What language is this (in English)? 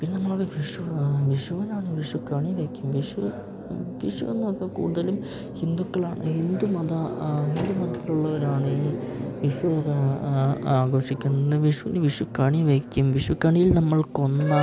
Malayalam